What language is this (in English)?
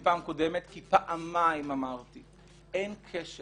Hebrew